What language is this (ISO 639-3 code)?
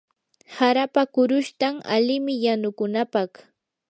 qur